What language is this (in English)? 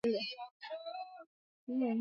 Swahili